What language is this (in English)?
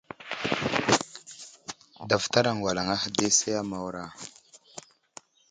Wuzlam